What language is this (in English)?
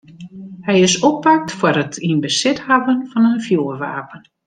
Western Frisian